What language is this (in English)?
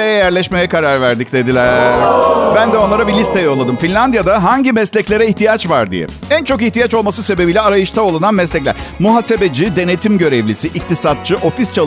Turkish